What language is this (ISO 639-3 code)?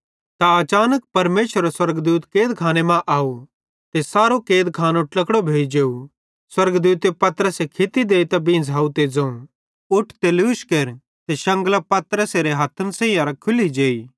bhd